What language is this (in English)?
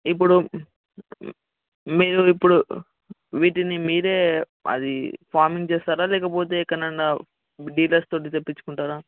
Telugu